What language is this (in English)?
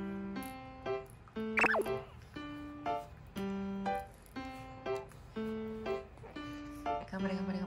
Japanese